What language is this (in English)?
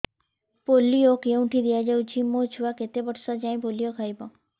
Odia